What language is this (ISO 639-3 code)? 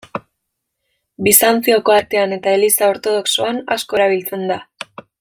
eus